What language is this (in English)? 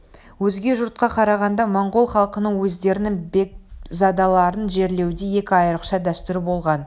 Kazakh